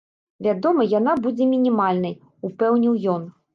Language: Belarusian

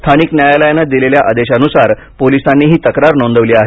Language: Marathi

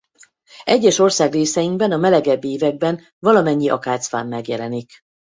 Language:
Hungarian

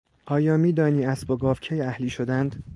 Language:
Persian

